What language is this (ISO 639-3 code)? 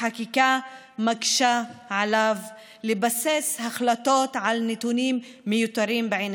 heb